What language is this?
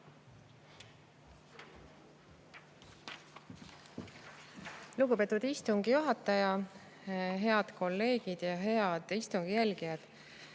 Estonian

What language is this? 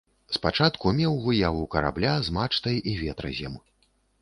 Belarusian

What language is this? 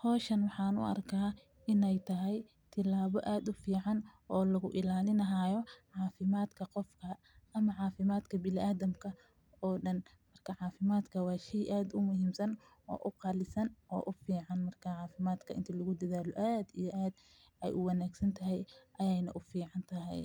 Somali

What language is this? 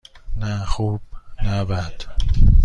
Persian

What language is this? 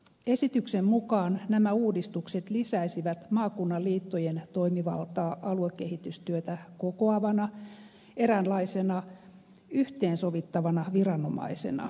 Finnish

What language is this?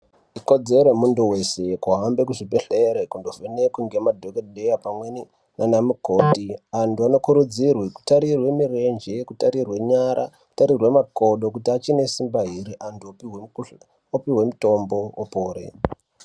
Ndau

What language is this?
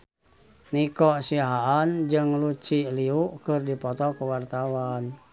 Sundanese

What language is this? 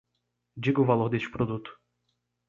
Portuguese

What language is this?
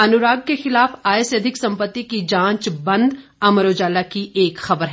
Hindi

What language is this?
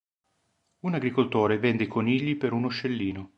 Italian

